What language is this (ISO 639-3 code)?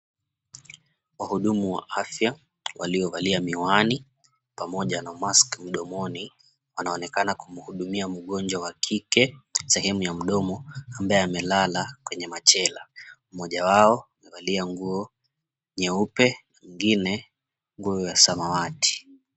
swa